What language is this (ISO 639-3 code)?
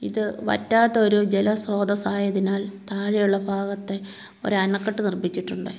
mal